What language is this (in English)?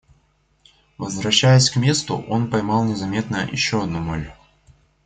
Russian